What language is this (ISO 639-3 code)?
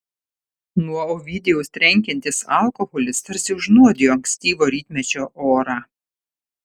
lit